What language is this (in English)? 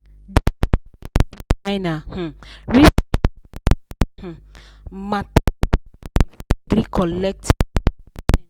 Nigerian Pidgin